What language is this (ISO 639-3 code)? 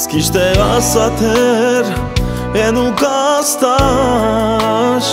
ron